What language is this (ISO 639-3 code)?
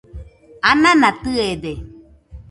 hux